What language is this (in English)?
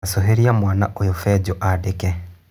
Kikuyu